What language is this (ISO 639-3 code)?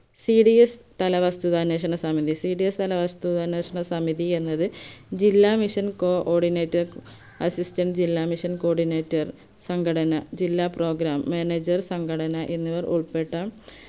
mal